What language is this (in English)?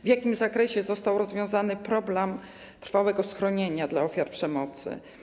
Polish